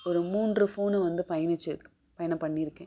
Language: Tamil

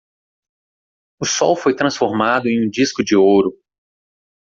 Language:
Portuguese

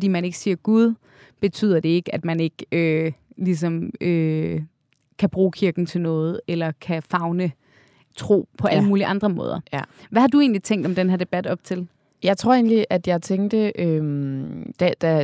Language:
Danish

